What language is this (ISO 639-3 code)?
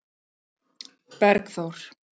isl